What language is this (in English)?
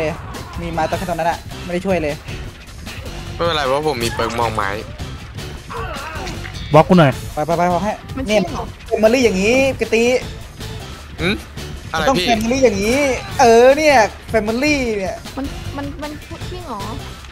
Thai